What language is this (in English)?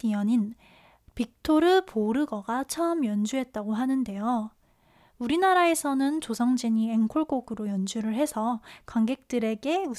Korean